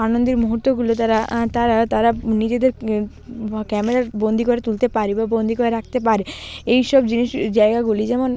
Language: Bangla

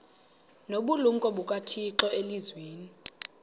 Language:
Xhosa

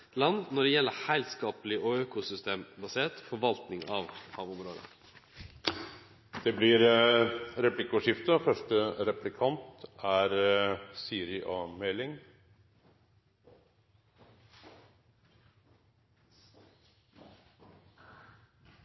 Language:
Norwegian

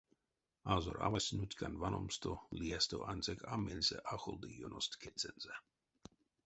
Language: Erzya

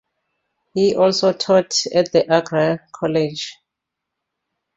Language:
English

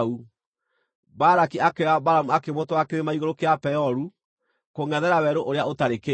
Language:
Kikuyu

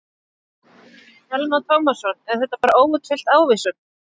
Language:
Icelandic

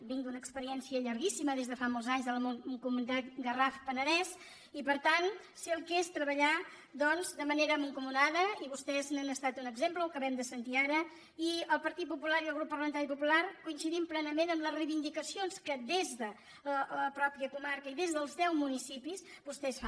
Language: Catalan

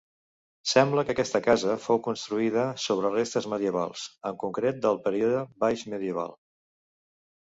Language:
Catalan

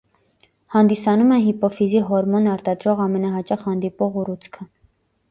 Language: Armenian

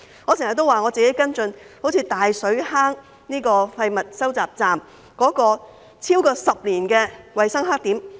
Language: Cantonese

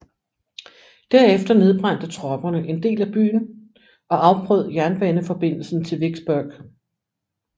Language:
Danish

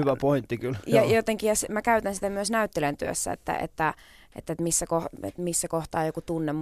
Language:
Finnish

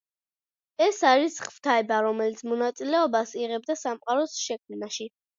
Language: Georgian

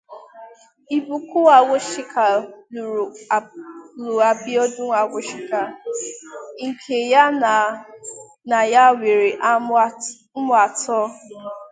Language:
Igbo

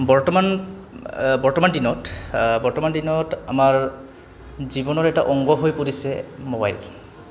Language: Assamese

